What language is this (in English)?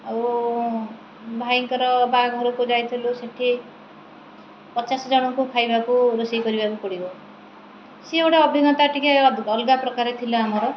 Odia